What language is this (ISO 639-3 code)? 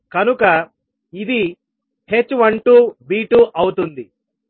tel